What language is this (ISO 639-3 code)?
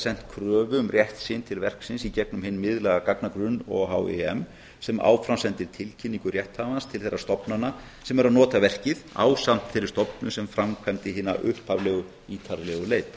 isl